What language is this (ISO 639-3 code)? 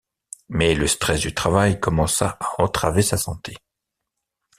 fra